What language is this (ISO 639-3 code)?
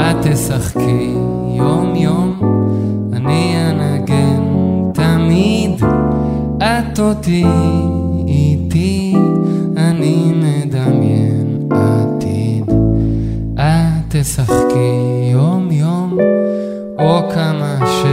heb